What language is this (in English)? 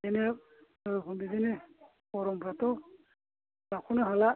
Bodo